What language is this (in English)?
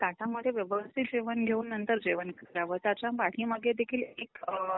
Marathi